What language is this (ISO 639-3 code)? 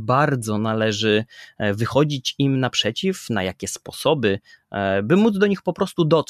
pol